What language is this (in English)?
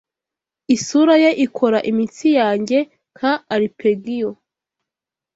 Kinyarwanda